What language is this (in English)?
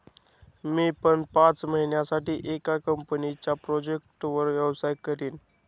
Marathi